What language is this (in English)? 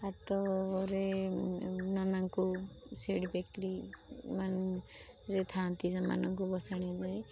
Odia